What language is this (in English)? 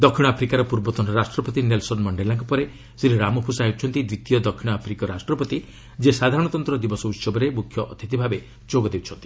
Odia